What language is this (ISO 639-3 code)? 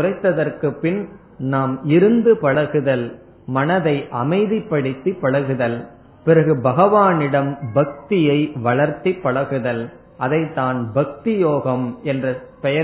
tam